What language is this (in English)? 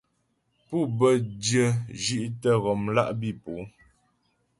Ghomala